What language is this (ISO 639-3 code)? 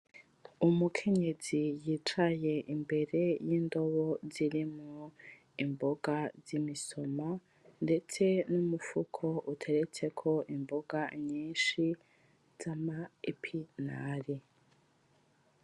run